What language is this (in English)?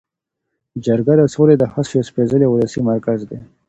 Pashto